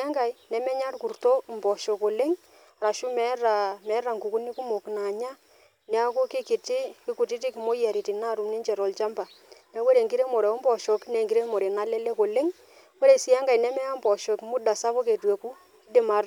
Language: Masai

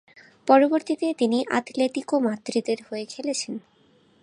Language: Bangla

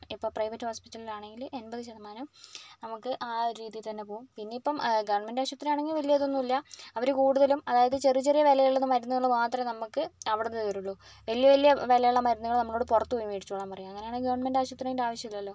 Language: Malayalam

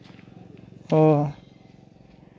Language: Santali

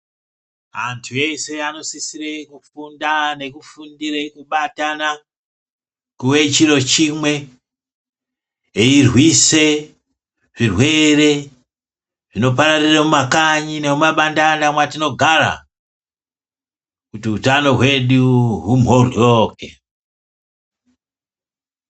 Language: Ndau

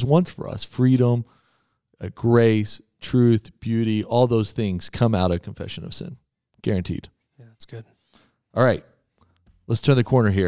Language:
English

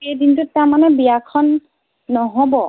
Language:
Assamese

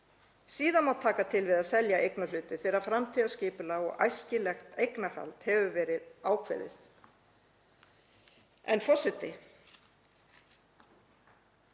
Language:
Icelandic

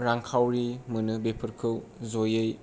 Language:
Bodo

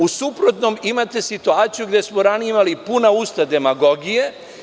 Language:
Serbian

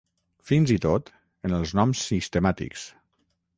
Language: Catalan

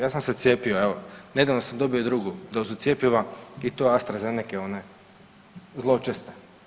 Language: Croatian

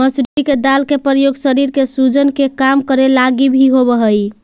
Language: Magahi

